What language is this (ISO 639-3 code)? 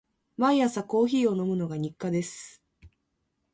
jpn